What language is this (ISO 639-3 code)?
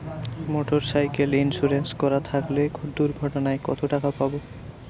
ben